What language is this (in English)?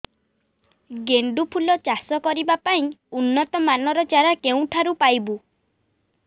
Odia